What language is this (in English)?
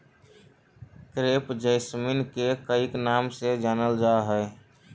Magahi